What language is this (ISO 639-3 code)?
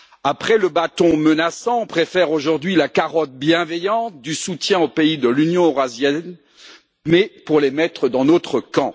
fra